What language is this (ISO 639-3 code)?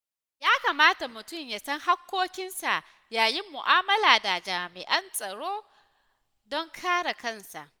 hau